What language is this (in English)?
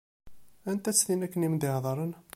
Kabyle